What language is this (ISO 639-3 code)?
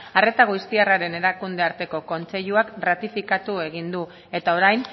eus